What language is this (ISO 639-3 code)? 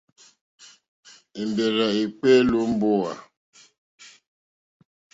bri